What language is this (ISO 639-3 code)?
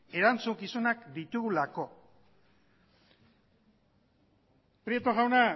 eus